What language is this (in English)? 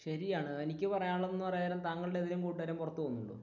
Malayalam